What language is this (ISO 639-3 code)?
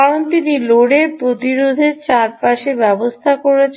ben